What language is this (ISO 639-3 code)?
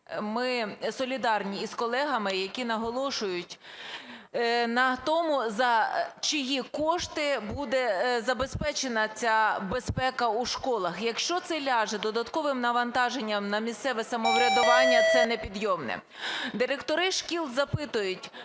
ukr